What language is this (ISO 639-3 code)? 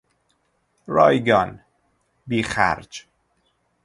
fas